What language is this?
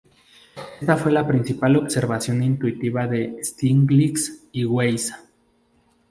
Spanish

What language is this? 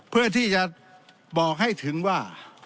Thai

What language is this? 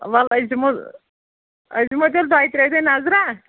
Kashmiri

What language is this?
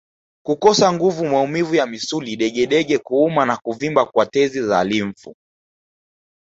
Swahili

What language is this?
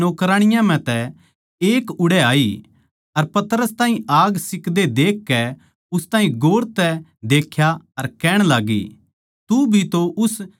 Haryanvi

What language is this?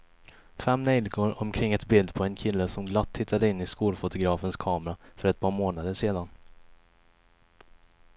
Swedish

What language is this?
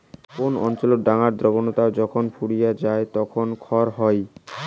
Bangla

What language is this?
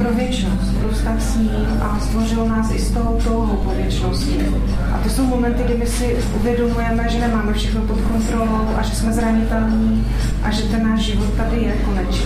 Czech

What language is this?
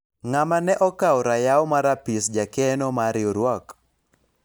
Luo (Kenya and Tanzania)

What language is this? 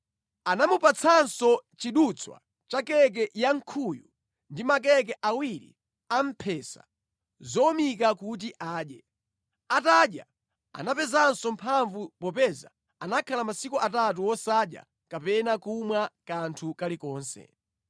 Nyanja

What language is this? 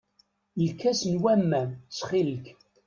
Kabyle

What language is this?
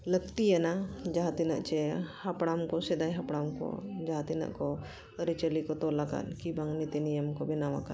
Santali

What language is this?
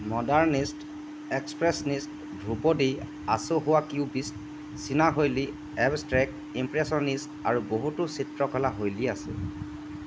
Assamese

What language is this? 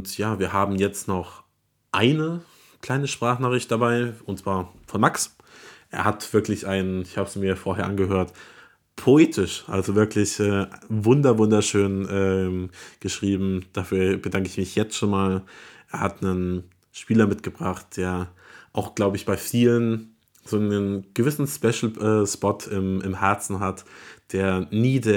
German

